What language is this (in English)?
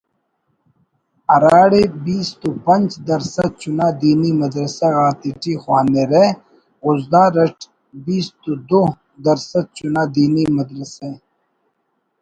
Brahui